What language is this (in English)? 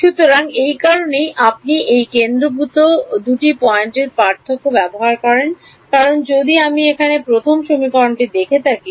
Bangla